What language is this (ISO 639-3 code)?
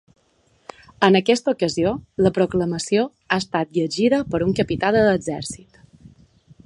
cat